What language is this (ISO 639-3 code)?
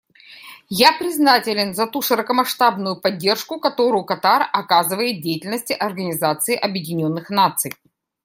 rus